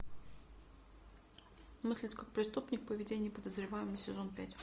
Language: Russian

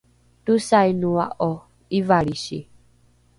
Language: Rukai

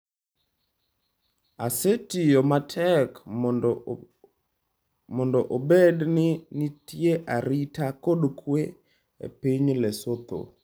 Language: Luo (Kenya and Tanzania)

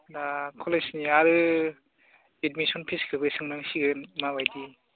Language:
Bodo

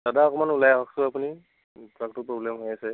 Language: Assamese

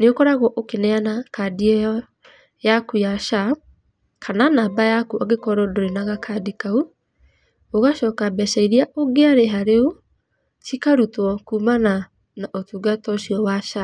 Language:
Kikuyu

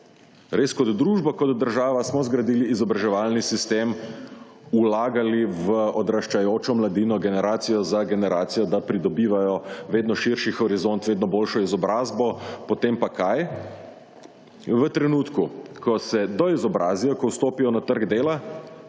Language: Slovenian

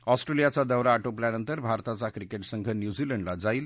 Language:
Marathi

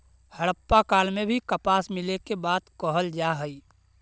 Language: Magahi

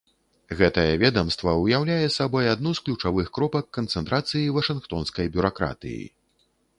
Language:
Belarusian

